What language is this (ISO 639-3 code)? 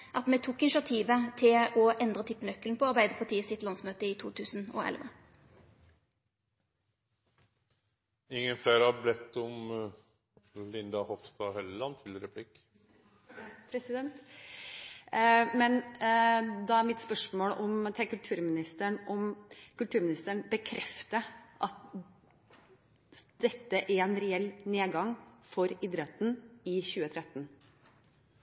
nor